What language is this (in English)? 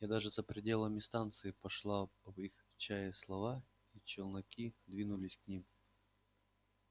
Russian